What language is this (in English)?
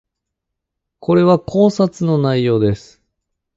Japanese